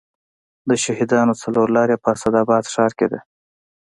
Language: Pashto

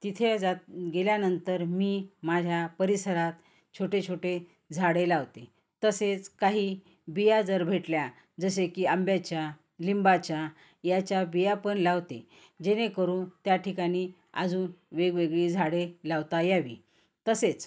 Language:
Marathi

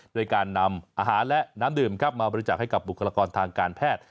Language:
Thai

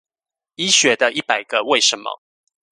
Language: Chinese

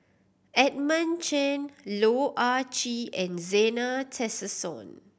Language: English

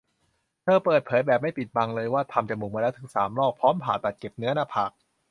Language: Thai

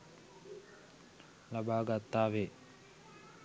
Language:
Sinhala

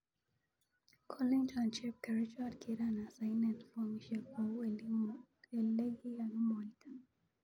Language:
Kalenjin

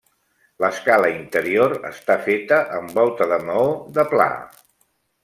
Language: Catalan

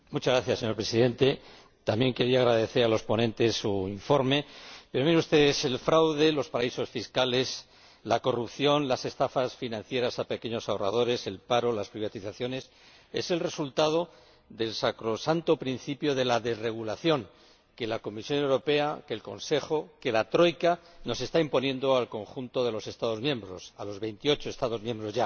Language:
Spanish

